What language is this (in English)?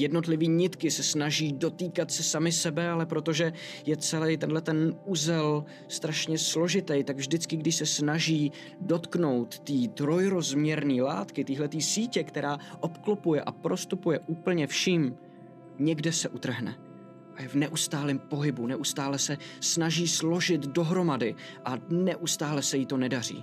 Czech